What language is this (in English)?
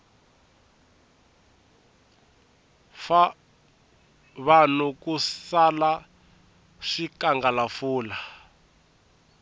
Tsonga